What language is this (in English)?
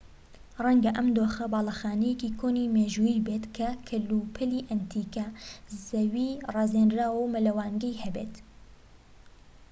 Central Kurdish